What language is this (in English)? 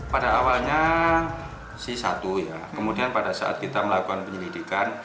Indonesian